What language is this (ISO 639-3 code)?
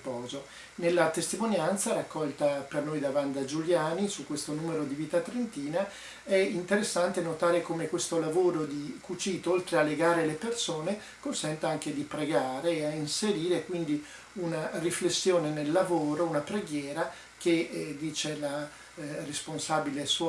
ita